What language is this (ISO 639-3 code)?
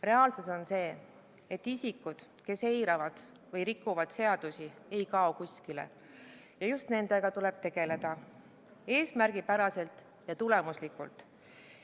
est